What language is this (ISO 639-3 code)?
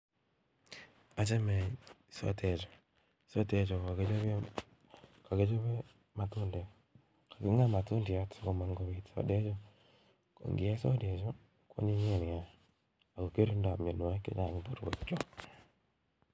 kln